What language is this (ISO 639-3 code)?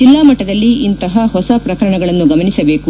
kan